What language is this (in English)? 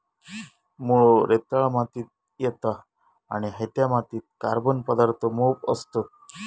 Marathi